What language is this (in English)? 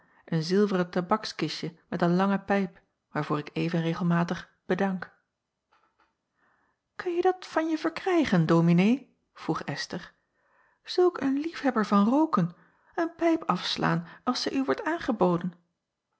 Dutch